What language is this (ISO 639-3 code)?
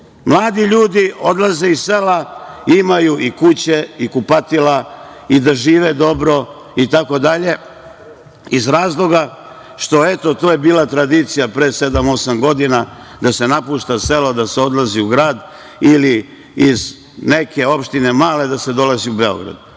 srp